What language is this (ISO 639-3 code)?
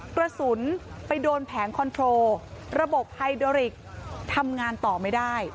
tha